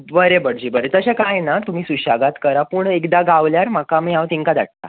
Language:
Konkani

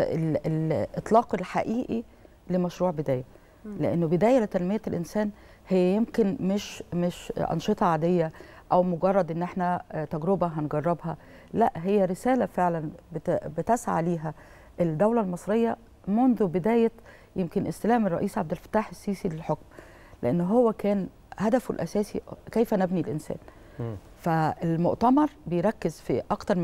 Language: Arabic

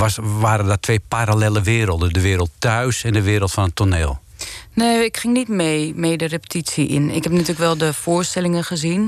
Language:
Dutch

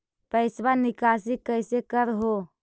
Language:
Magahi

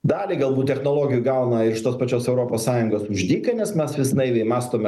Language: Lithuanian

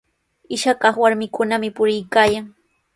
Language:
Sihuas Ancash Quechua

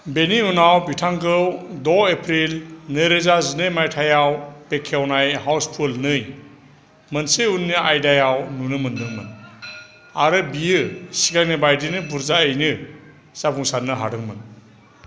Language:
Bodo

